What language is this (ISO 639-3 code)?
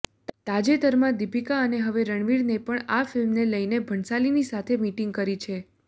guj